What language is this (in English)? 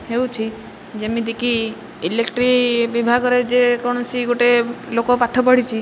Odia